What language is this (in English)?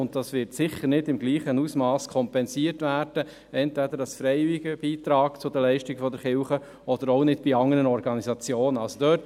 Swiss German